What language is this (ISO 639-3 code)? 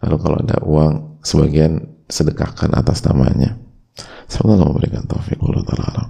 ind